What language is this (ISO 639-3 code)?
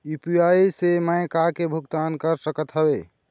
hne